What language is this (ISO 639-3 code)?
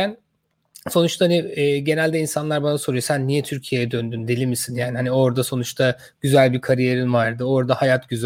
tur